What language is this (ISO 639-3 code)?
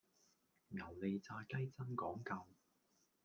yue